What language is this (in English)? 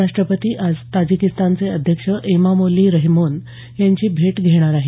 Marathi